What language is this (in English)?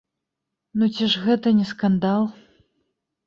Belarusian